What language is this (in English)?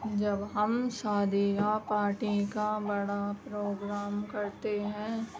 Urdu